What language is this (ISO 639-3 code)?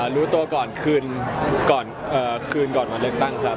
tha